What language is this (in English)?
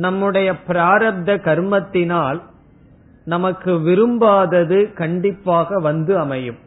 Tamil